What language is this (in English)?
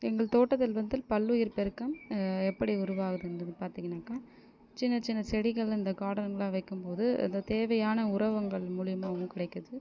Tamil